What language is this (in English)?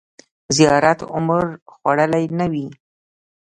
Pashto